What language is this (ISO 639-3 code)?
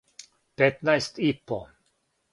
srp